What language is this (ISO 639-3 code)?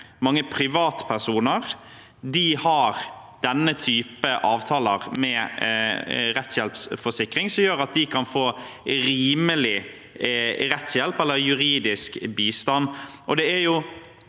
nor